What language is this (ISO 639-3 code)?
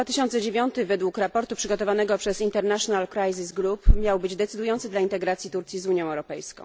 pol